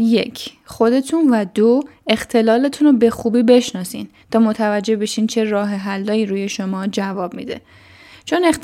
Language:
Persian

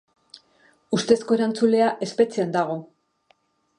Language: Basque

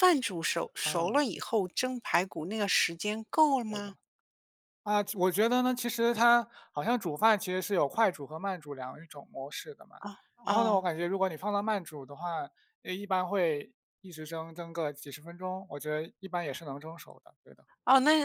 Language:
Chinese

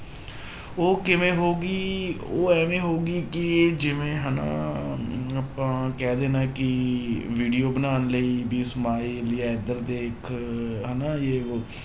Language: Punjabi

